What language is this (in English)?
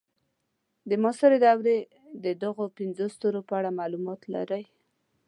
Pashto